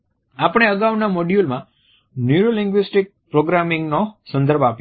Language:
Gujarati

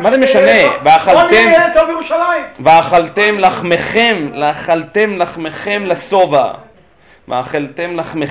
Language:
Hebrew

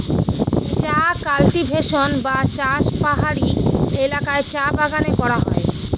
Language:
Bangla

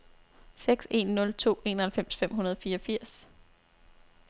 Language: Danish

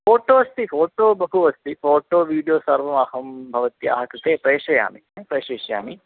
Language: Sanskrit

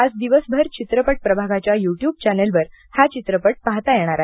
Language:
Marathi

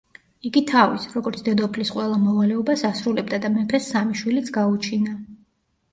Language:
Georgian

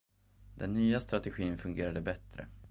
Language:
Swedish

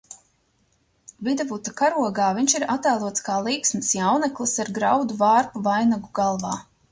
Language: Latvian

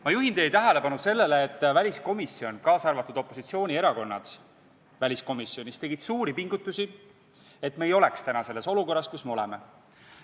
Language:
Estonian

